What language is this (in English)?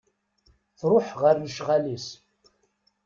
Kabyle